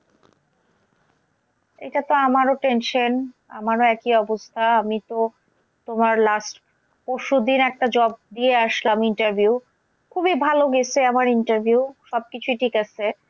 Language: Bangla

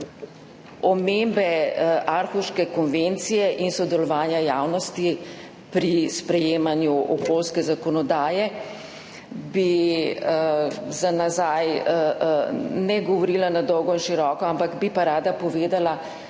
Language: Slovenian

